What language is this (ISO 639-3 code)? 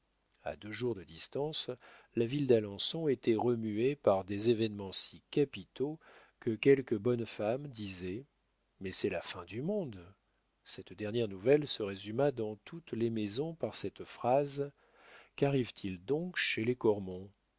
fra